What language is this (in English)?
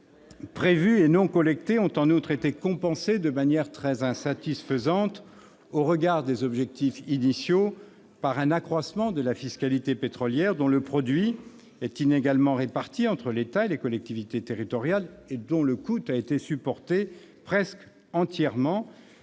French